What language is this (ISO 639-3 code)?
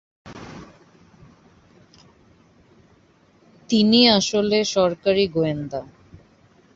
ben